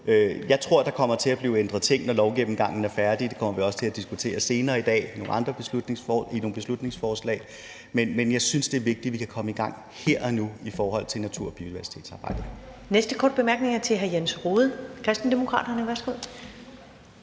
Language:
Danish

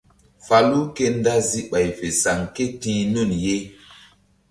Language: Mbum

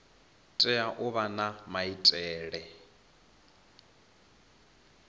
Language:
Venda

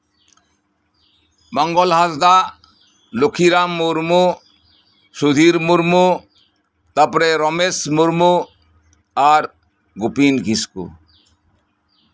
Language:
Santali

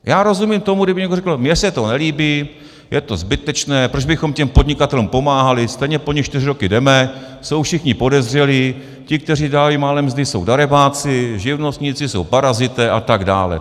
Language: Czech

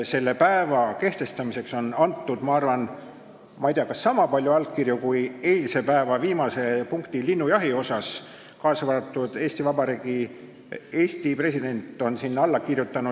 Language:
Estonian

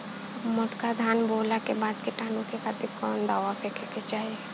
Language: Bhojpuri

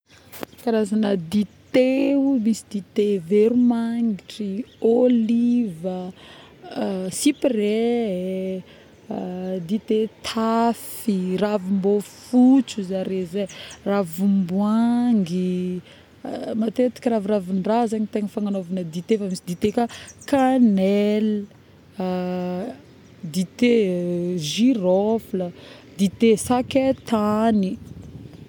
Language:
Northern Betsimisaraka Malagasy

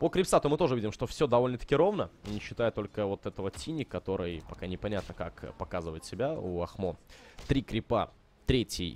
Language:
Russian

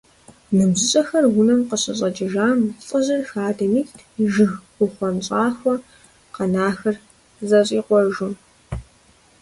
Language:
Kabardian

